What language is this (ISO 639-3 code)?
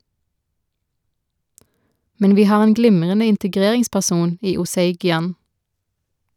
nor